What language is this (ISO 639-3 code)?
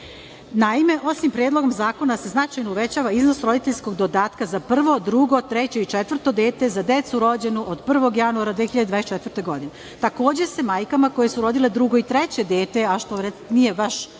srp